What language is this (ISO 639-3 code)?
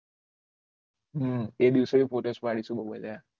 guj